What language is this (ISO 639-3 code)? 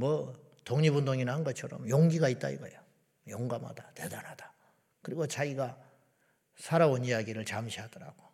kor